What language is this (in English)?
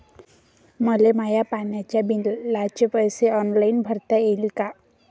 Marathi